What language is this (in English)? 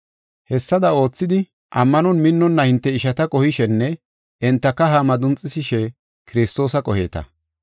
Gofa